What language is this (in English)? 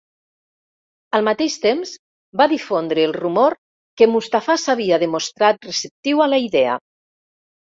Catalan